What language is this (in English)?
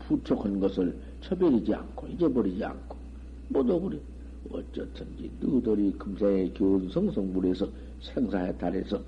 Korean